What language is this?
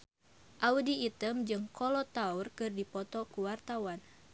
Sundanese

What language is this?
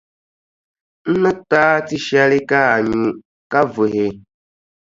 Dagbani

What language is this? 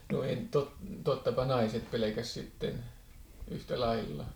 Finnish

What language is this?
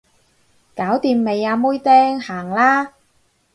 Cantonese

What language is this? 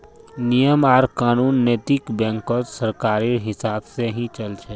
Magahi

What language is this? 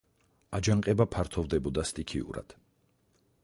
Georgian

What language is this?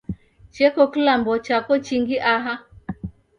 Taita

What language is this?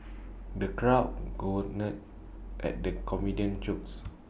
English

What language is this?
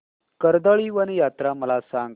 Marathi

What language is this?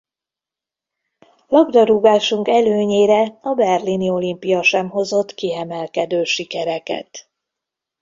Hungarian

